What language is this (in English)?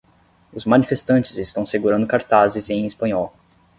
Portuguese